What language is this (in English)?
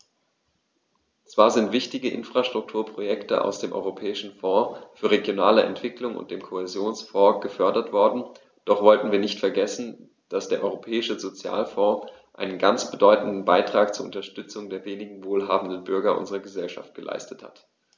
German